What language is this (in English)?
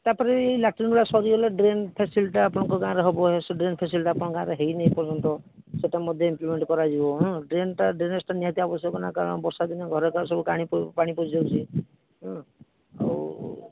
Odia